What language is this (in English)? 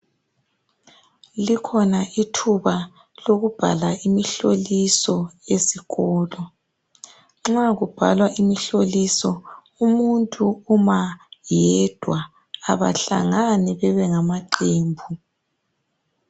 North Ndebele